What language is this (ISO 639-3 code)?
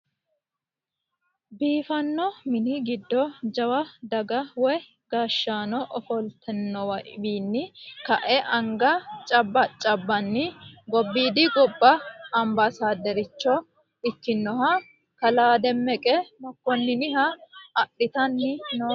sid